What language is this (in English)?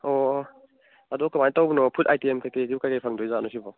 Manipuri